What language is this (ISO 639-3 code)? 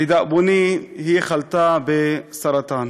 heb